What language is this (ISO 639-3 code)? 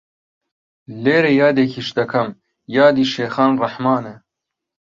ckb